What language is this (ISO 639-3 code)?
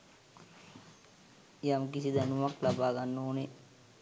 sin